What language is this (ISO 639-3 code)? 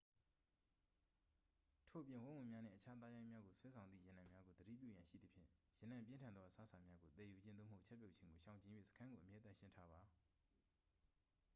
mya